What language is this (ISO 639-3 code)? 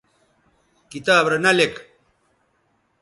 btv